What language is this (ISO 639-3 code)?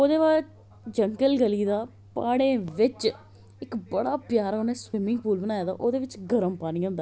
doi